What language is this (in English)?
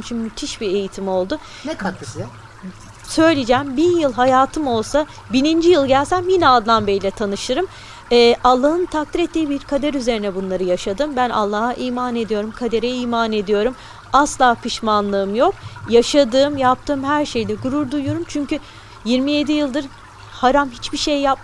Turkish